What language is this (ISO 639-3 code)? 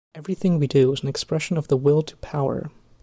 eng